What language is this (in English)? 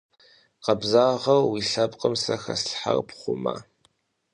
Kabardian